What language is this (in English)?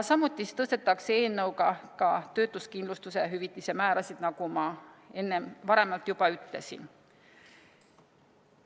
Estonian